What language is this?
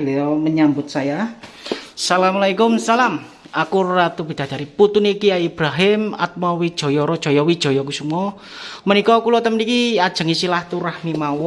Indonesian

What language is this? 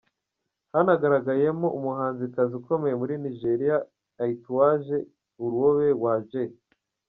Kinyarwanda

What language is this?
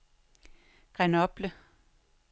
Danish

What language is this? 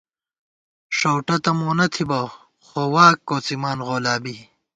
Gawar-Bati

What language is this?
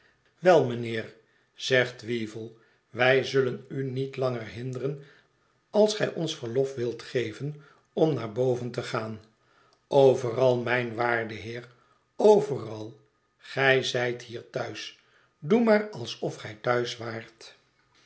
Dutch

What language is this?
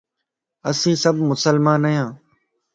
Lasi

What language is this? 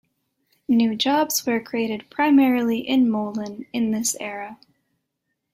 English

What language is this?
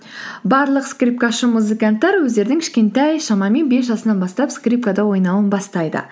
Kazakh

